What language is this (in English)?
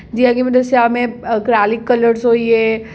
Dogri